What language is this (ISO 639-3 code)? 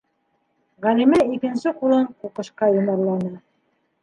bak